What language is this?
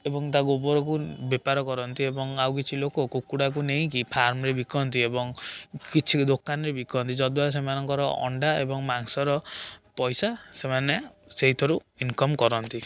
Odia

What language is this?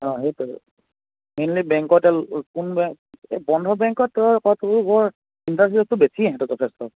Assamese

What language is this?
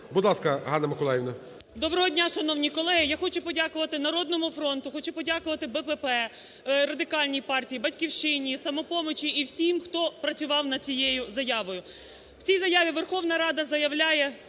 Ukrainian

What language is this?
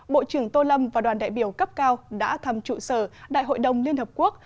Vietnamese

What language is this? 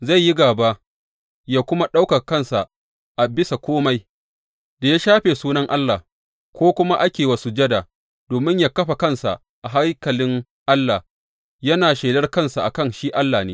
Hausa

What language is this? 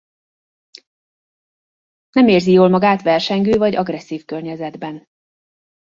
Hungarian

